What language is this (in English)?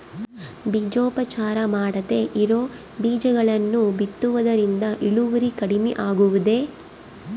Kannada